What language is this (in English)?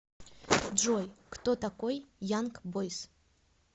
Russian